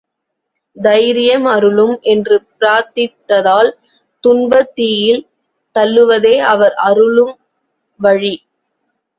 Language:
Tamil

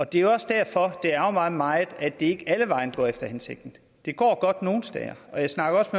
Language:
Danish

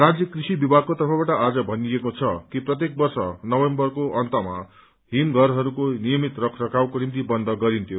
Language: Nepali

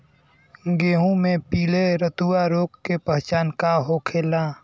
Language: Bhojpuri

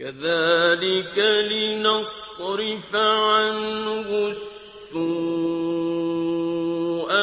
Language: Arabic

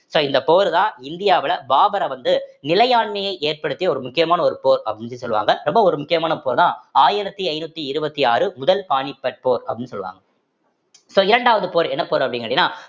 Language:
Tamil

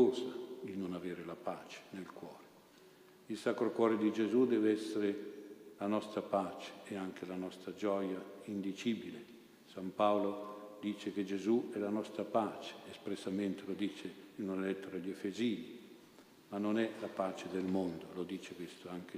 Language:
Italian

